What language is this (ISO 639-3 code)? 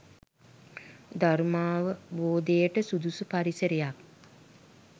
sin